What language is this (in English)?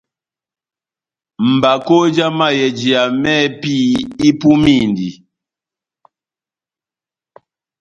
Batanga